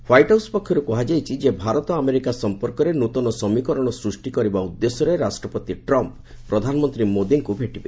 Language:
Odia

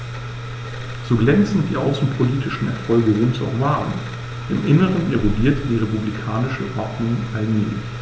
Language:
German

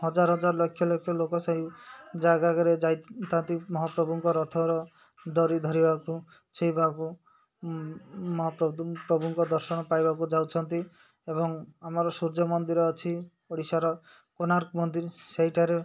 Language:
Odia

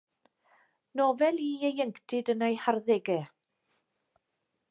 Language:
Welsh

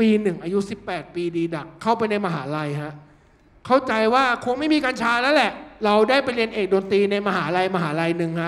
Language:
Thai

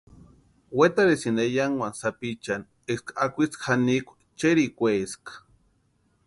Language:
Western Highland Purepecha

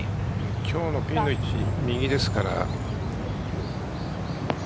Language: Japanese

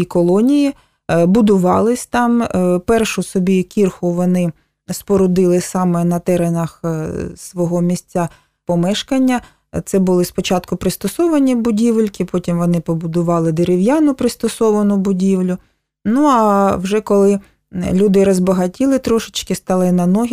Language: Ukrainian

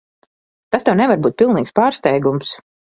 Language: Latvian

